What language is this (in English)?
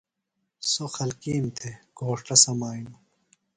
Phalura